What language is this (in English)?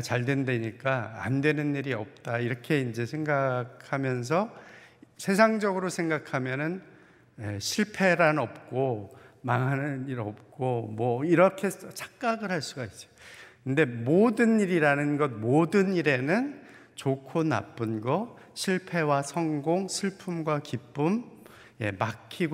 Korean